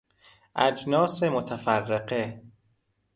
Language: Persian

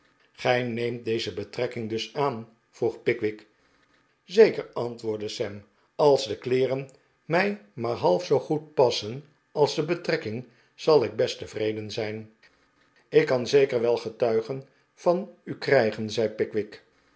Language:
Dutch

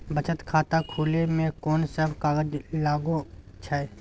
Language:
Maithili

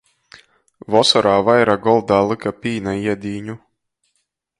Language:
Latgalian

